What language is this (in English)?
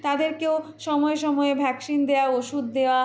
Bangla